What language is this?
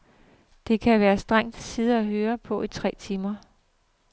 Danish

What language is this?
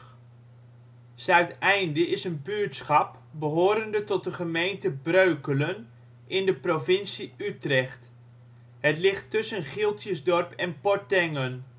Dutch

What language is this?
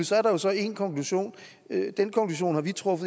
Danish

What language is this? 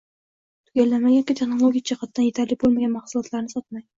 Uzbek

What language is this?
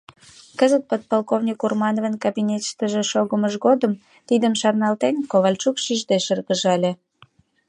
Mari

